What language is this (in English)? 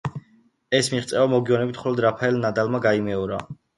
Georgian